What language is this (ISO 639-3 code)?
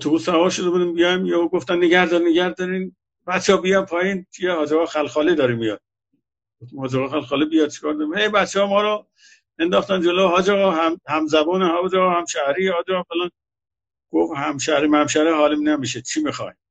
fas